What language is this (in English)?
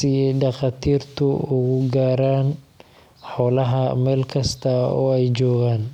Somali